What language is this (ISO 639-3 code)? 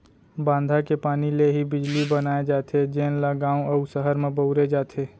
hne